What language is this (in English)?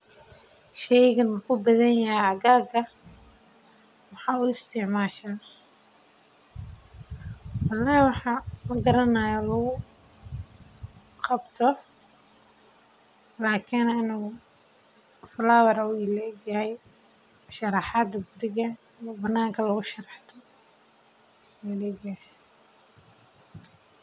Somali